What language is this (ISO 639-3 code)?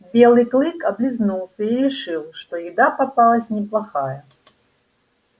rus